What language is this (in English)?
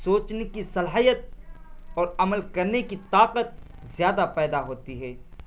Urdu